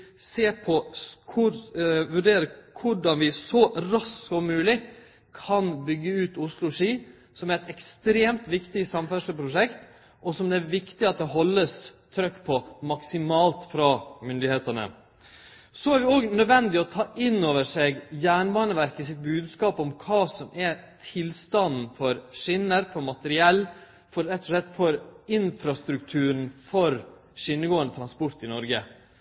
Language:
Norwegian Nynorsk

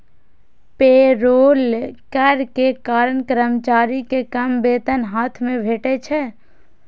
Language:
Maithili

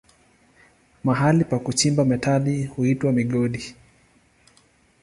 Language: Swahili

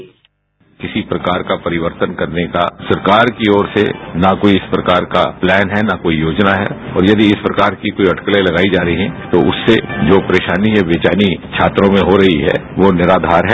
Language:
Hindi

